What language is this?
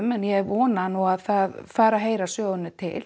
Icelandic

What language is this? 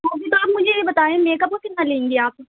Urdu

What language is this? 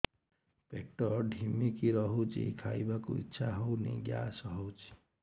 Odia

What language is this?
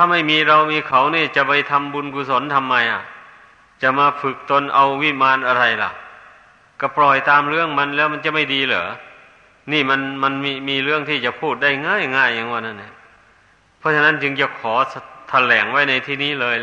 Thai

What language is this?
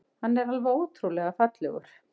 Icelandic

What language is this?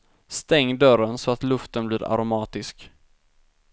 Swedish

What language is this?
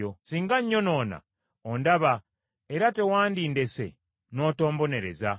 Ganda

